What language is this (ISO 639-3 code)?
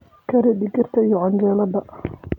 som